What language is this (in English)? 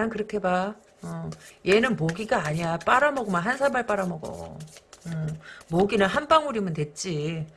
Korean